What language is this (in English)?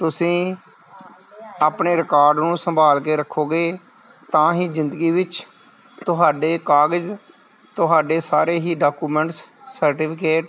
Punjabi